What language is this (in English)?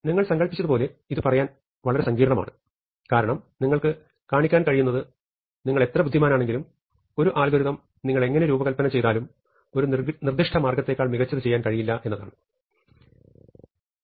Malayalam